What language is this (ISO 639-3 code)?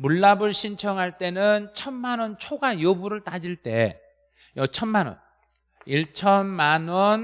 kor